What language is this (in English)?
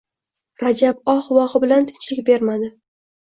Uzbek